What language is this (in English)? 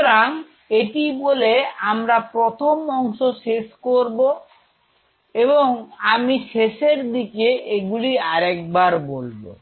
Bangla